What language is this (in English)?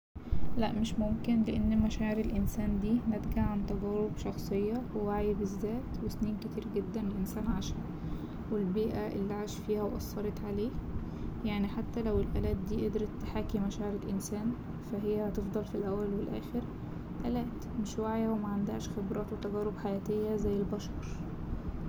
Egyptian Arabic